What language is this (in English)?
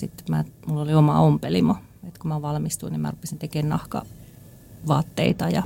Finnish